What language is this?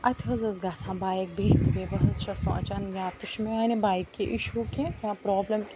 Kashmiri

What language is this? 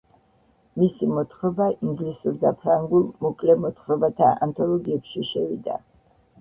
Georgian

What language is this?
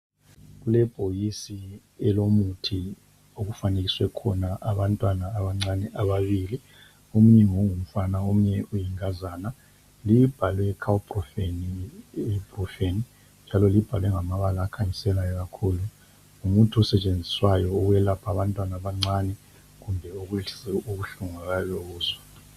North Ndebele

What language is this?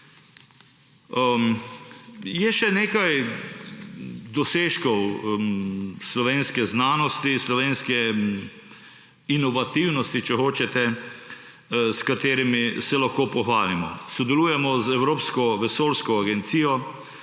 Slovenian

